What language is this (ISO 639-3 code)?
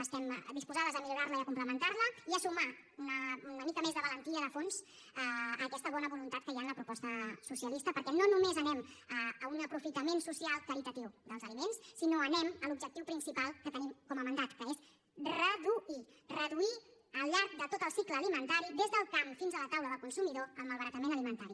cat